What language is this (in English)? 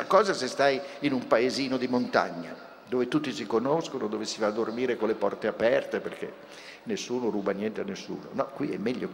Italian